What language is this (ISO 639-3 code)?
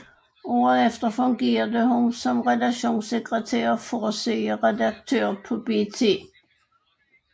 dan